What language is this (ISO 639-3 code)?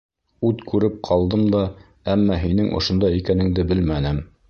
bak